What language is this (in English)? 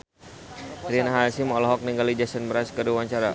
Sundanese